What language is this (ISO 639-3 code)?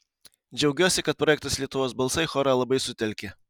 lit